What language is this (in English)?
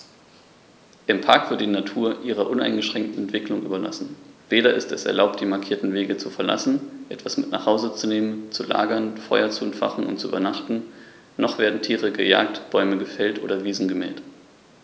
German